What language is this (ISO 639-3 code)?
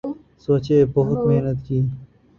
urd